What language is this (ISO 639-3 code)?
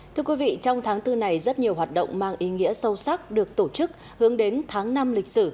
vie